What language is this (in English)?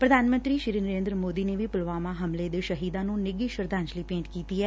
Punjabi